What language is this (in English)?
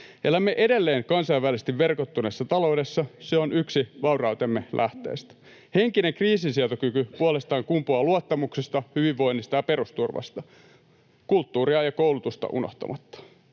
Finnish